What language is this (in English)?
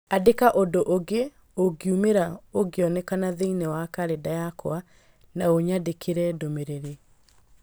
Kikuyu